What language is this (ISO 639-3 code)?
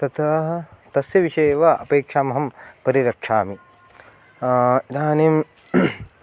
san